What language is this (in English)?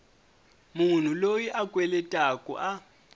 Tsonga